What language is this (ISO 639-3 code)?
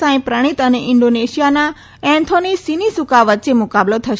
guj